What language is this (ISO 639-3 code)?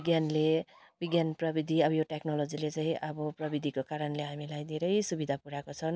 nep